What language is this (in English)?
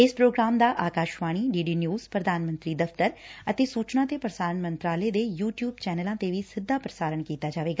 Punjabi